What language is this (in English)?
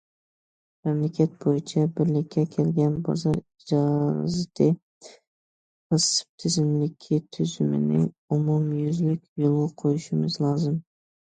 Uyghur